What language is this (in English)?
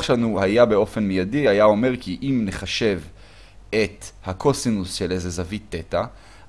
Hebrew